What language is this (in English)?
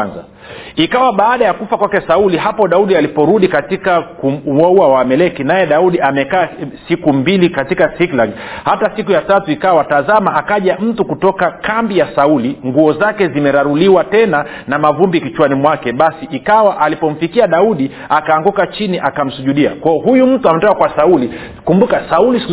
Swahili